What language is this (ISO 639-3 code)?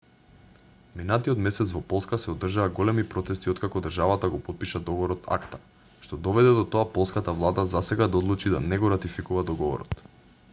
mkd